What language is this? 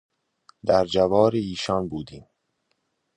Persian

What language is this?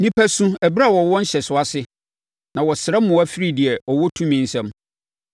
Akan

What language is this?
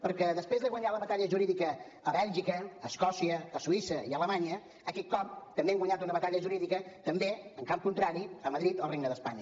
Catalan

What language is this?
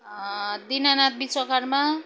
Nepali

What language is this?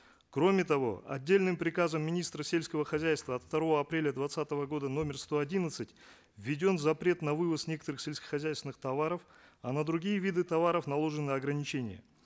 Kazakh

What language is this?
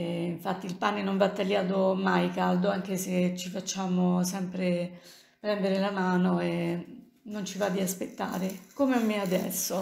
Italian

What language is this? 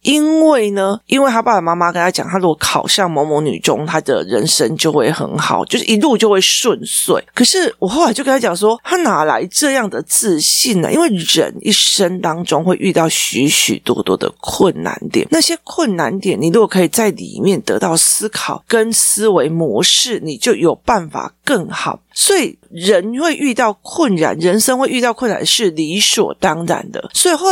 Chinese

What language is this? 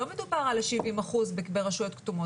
Hebrew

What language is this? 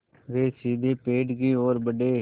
Hindi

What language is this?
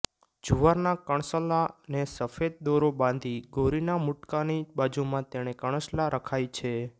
Gujarati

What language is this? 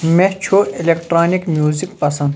Kashmiri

